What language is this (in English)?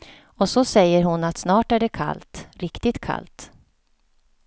Swedish